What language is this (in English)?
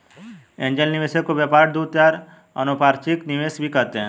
Hindi